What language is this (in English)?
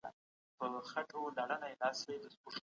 Pashto